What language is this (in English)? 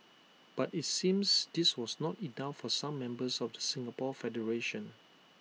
English